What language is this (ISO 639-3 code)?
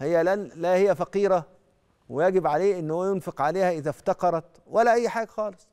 ara